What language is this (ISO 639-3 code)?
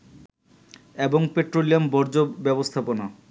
ben